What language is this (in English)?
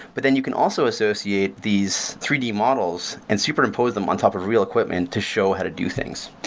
English